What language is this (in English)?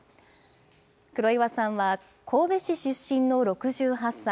Japanese